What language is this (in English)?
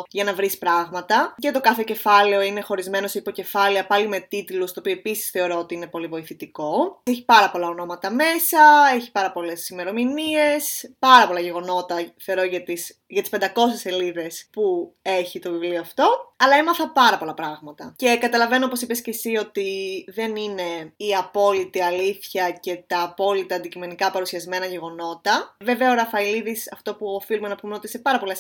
Greek